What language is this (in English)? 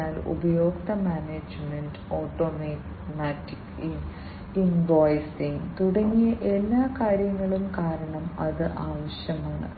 Malayalam